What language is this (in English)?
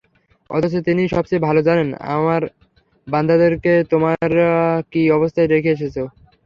Bangla